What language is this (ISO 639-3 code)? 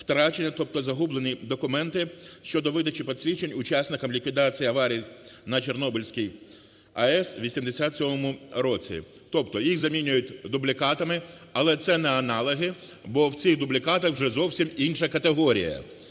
ukr